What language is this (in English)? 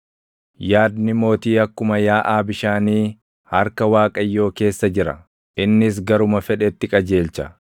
Oromo